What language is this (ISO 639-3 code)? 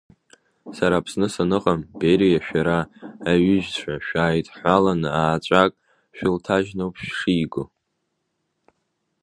abk